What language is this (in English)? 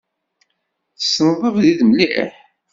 Kabyle